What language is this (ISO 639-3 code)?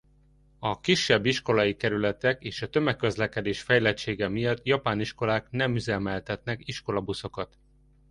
hun